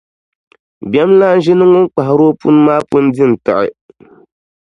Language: Dagbani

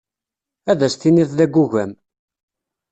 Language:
Kabyle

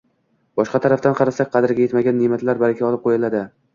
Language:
Uzbek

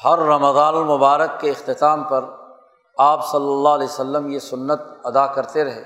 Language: Urdu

